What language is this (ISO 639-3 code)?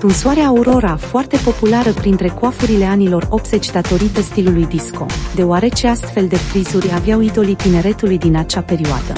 ron